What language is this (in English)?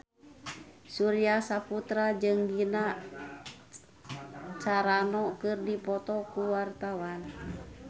Sundanese